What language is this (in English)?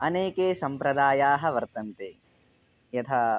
Sanskrit